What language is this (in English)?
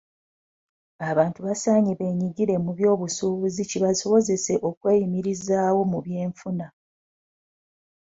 Ganda